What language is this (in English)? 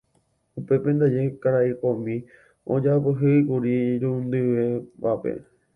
Guarani